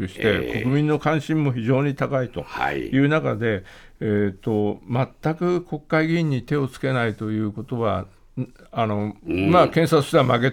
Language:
Japanese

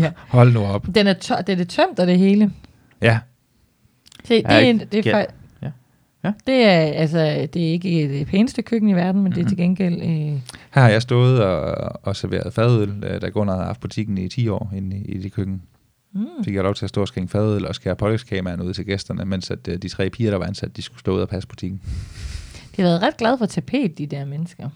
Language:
Danish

